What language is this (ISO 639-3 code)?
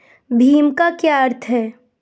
hin